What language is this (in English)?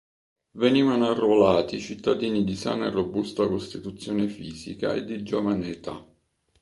Italian